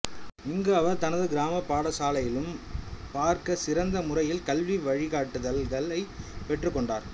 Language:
Tamil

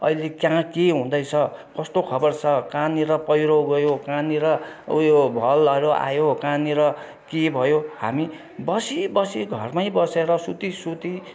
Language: Nepali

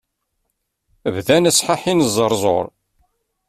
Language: Kabyle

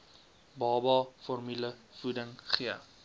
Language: Afrikaans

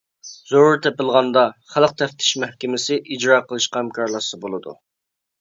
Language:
Uyghur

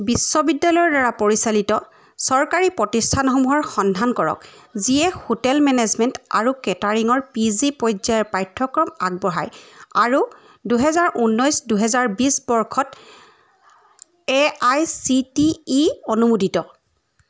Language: Assamese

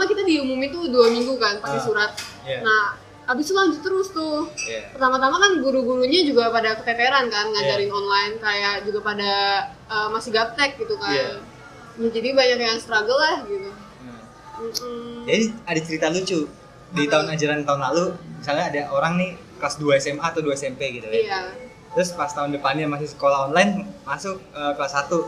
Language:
Indonesian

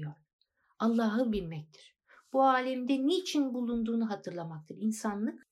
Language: Turkish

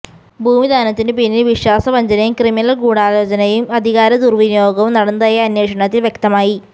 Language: Malayalam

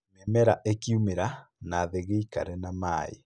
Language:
Kikuyu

